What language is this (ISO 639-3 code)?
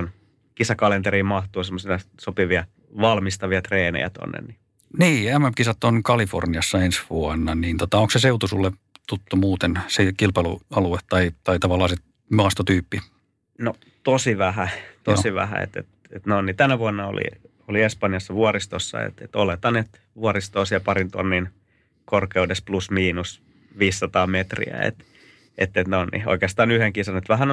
fin